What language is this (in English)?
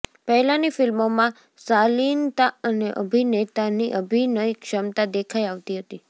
Gujarati